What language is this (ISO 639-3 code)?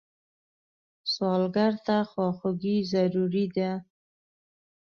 pus